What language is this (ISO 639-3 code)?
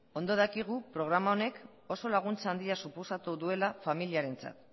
eus